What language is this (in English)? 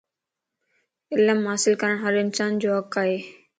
Lasi